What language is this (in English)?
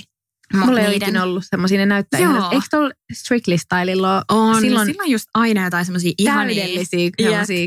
Finnish